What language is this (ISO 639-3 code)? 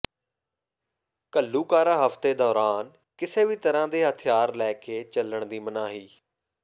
pan